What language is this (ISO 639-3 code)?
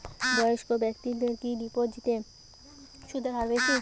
ben